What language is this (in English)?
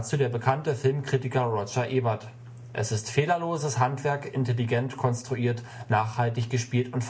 German